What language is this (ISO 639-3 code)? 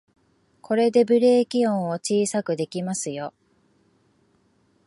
jpn